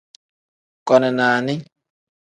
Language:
Tem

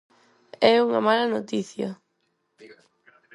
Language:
Galician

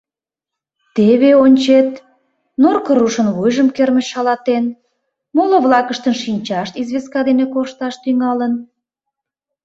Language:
Mari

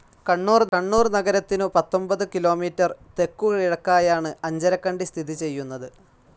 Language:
Malayalam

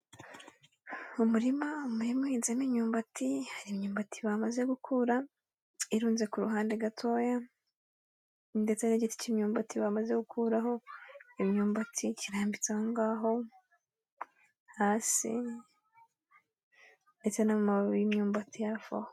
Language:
Kinyarwanda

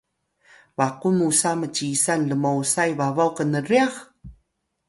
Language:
Atayal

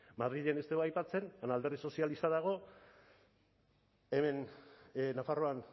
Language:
Basque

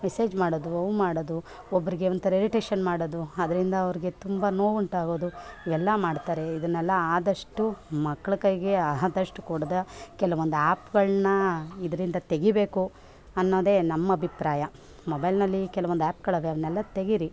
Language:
Kannada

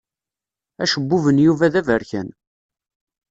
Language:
Kabyle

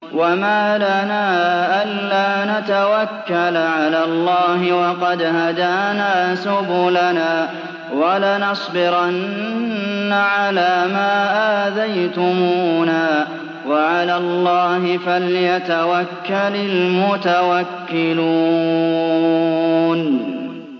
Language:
Arabic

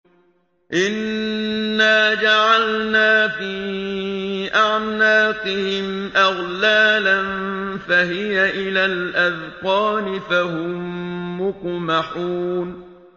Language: Arabic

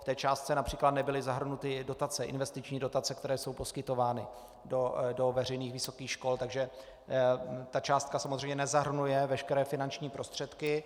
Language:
Czech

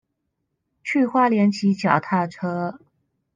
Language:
Chinese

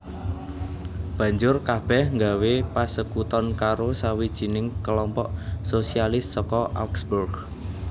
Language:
Javanese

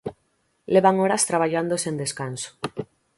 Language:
Galician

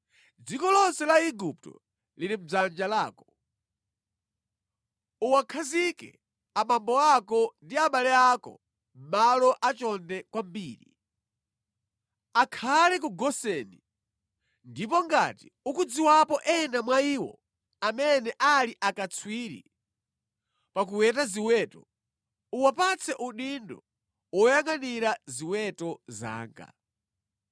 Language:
Nyanja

